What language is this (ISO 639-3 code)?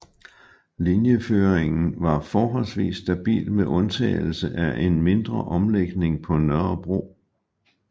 dan